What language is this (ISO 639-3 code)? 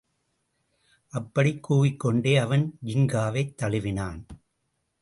tam